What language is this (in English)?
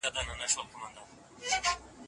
Pashto